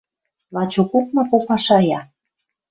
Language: Western Mari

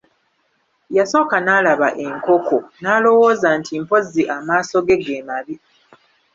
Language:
Ganda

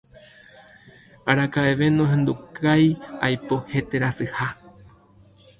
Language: Guarani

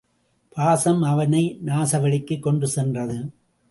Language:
Tamil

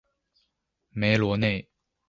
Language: Chinese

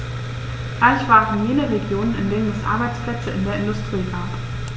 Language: German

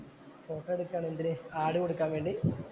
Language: Malayalam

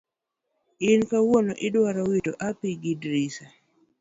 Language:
Luo (Kenya and Tanzania)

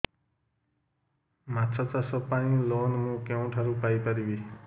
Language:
Odia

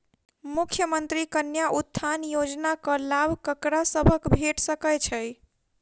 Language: Maithili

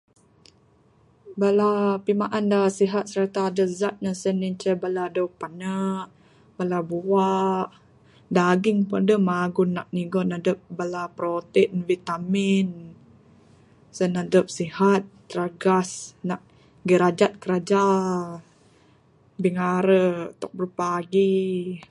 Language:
Bukar-Sadung Bidayuh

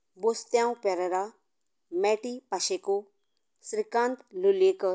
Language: Konkani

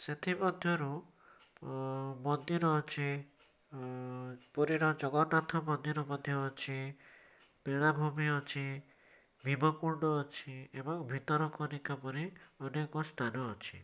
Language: Odia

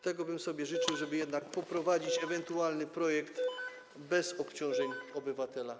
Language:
Polish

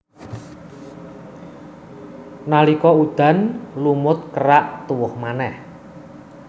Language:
Javanese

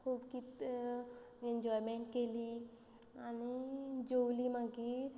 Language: Konkani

